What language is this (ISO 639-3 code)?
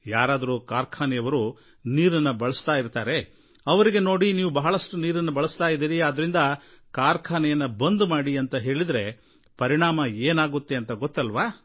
kan